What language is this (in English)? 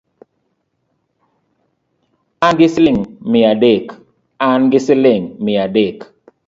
Luo (Kenya and Tanzania)